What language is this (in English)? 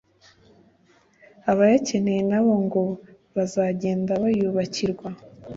Kinyarwanda